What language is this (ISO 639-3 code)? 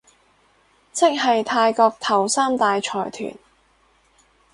yue